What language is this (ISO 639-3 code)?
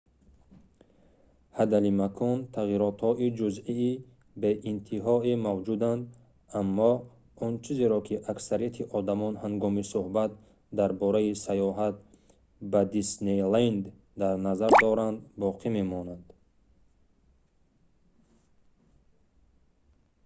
tgk